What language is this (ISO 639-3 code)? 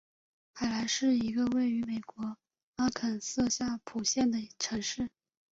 zho